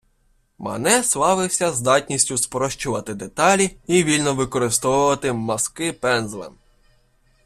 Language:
Ukrainian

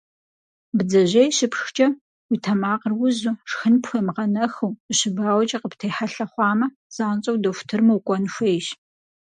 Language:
Kabardian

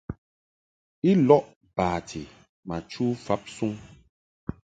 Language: Mungaka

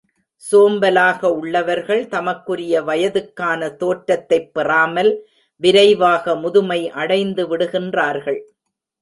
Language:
Tamil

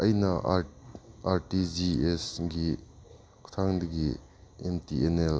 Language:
Manipuri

